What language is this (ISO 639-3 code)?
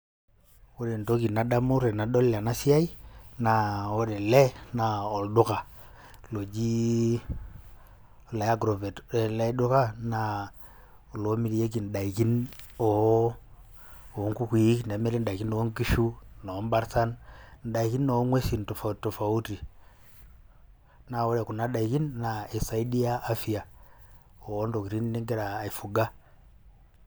mas